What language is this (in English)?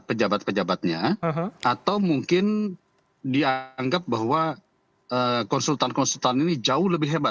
Indonesian